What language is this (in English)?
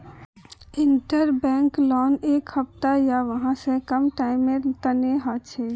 Magahi